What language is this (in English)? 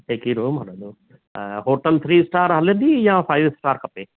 Sindhi